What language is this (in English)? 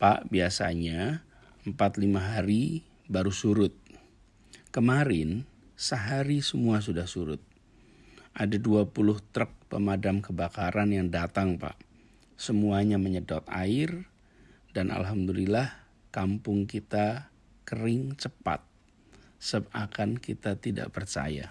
Indonesian